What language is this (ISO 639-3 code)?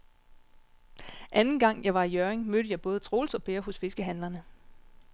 dan